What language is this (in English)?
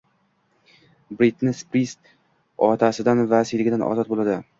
Uzbek